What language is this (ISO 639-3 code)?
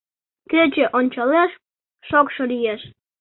chm